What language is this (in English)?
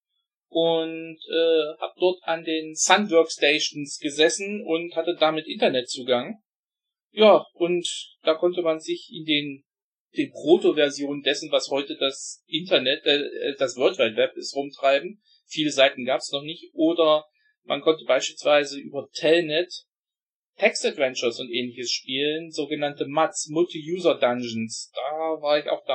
German